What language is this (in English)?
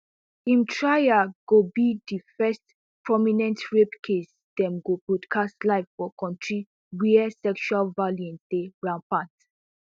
Nigerian Pidgin